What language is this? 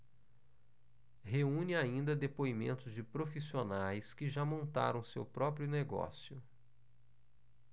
Portuguese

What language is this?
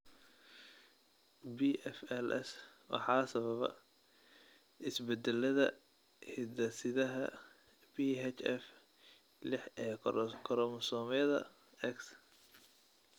Somali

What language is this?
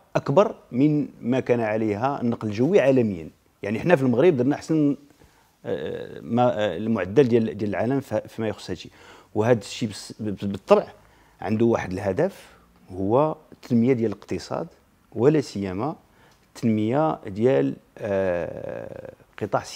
Arabic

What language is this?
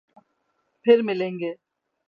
Urdu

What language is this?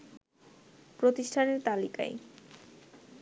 Bangla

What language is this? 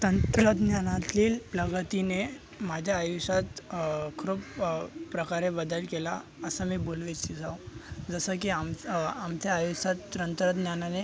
Marathi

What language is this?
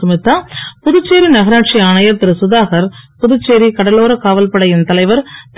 Tamil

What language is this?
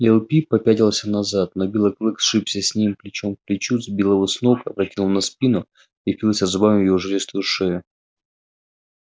Russian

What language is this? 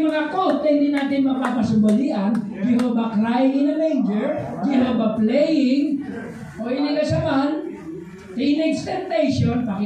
Filipino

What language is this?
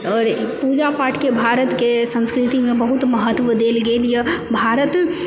Maithili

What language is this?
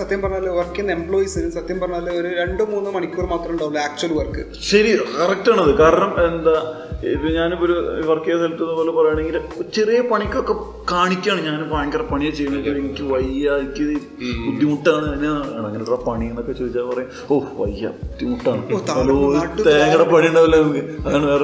Malayalam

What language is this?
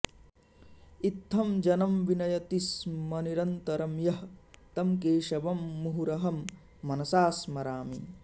Sanskrit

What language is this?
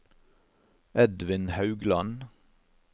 Norwegian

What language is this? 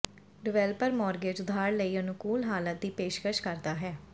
Punjabi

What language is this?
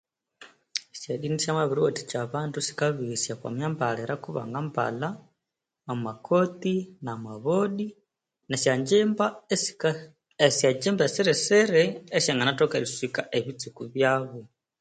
Konzo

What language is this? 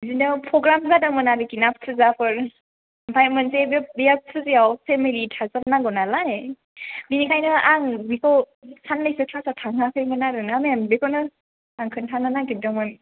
Bodo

